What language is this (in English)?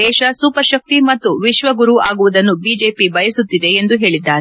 Kannada